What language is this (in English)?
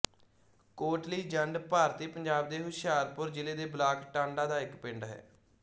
Punjabi